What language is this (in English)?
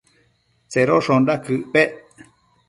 Matsés